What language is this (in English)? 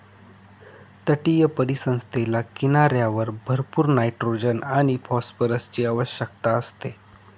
Marathi